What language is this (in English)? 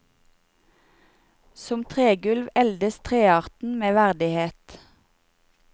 Norwegian